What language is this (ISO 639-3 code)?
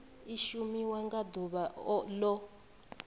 ven